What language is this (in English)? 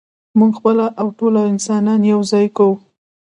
Pashto